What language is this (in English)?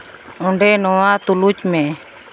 Santali